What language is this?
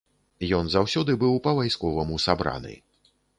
Belarusian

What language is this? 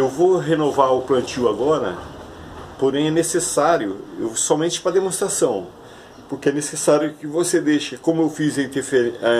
Portuguese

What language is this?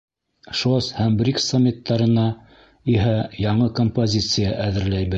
Bashkir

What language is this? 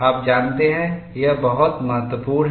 Hindi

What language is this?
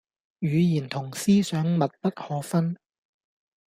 Cantonese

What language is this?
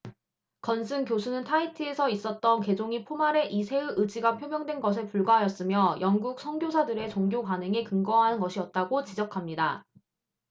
Korean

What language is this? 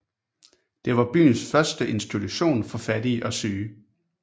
Danish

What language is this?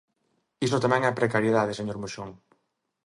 Galician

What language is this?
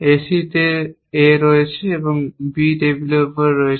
Bangla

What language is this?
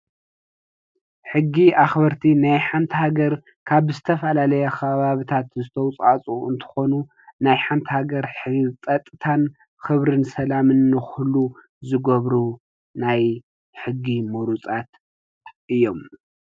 Tigrinya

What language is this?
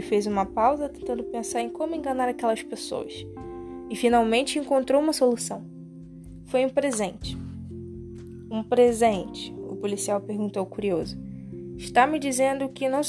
Portuguese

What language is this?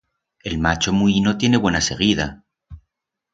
Aragonese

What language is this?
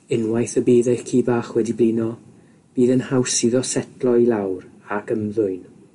Welsh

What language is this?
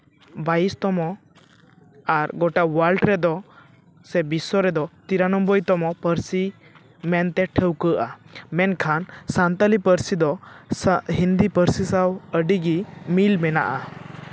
Santali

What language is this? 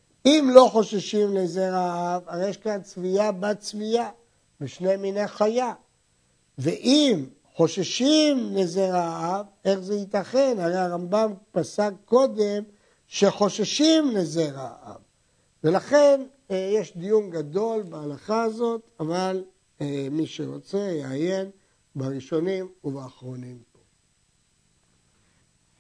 Hebrew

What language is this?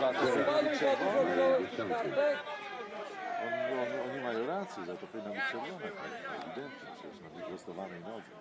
Polish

